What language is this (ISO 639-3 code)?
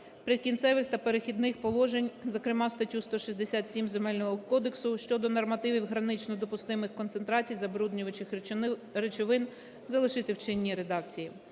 ukr